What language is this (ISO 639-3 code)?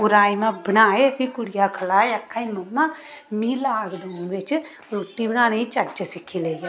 doi